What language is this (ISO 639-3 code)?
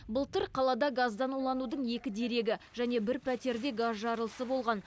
kaz